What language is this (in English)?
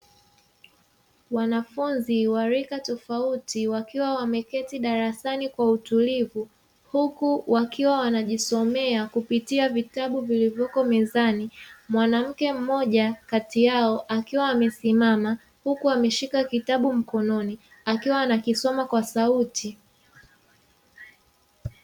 Swahili